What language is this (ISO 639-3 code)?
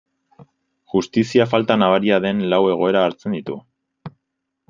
eus